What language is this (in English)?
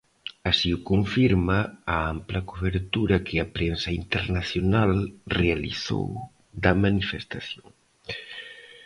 Galician